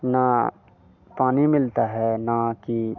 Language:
Hindi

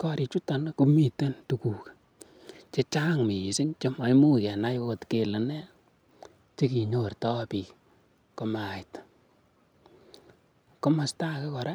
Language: Kalenjin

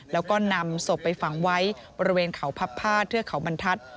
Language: Thai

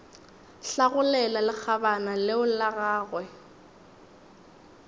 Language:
Northern Sotho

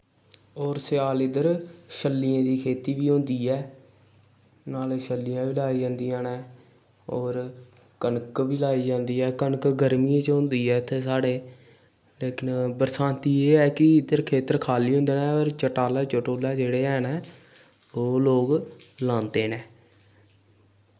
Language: Dogri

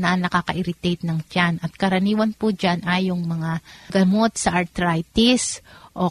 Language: Filipino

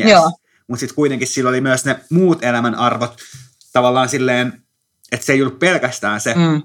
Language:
Finnish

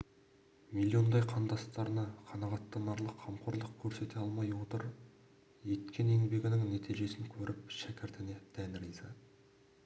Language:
Kazakh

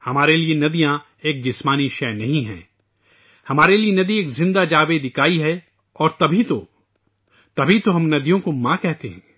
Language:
Urdu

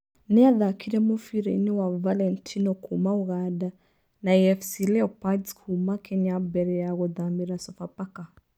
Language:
Kikuyu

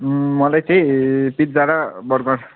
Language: Nepali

